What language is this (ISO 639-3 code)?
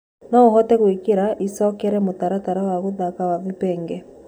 kik